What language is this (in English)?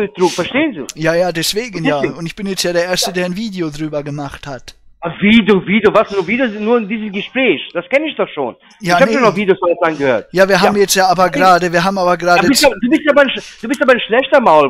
German